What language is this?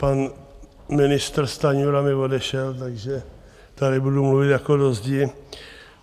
Czech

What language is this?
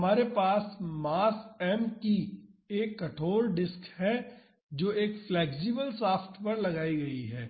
Hindi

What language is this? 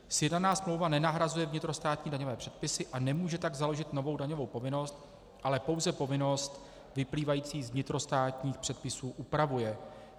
Czech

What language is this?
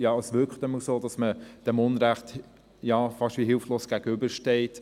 Swiss German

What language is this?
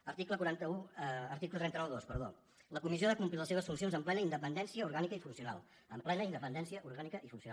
Catalan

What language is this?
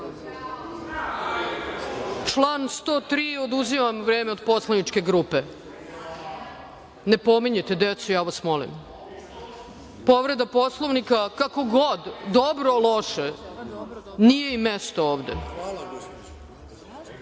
Serbian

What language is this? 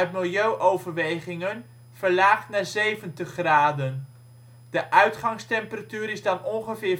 Dutch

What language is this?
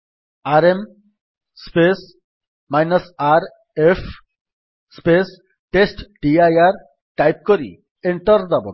Odia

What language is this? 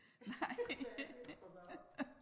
Danish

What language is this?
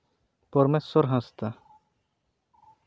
Santali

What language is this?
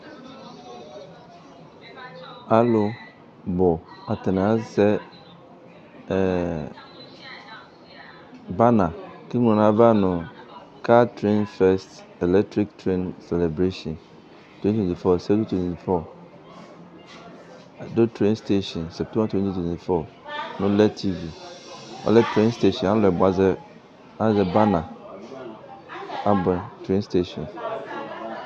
Ikposo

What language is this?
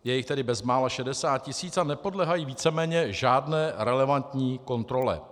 Czech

